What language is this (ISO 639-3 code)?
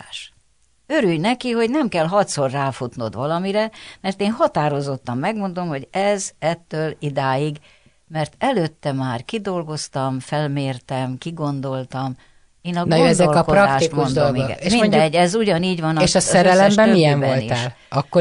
hun